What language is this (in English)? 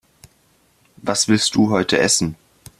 German